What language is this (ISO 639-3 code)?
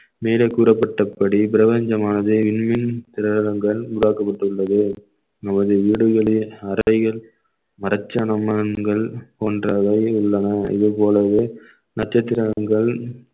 tam